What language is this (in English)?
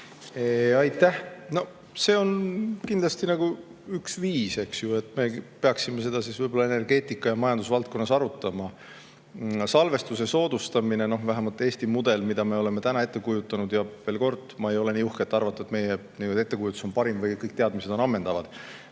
Estonian